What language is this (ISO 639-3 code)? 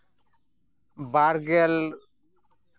sat